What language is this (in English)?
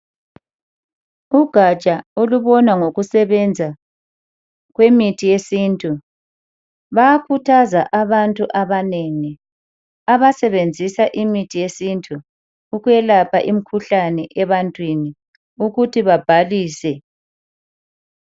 North Ndebele